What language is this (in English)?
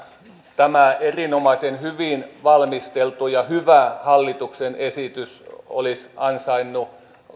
Finnish